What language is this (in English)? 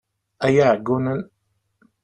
Kabyle